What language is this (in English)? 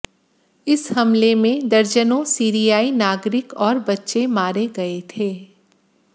Hindi